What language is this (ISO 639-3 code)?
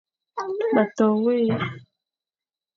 fan